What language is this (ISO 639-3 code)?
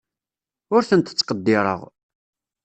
kab